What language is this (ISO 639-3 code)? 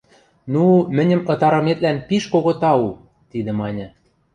mrj